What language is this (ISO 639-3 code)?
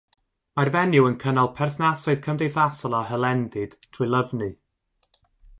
cym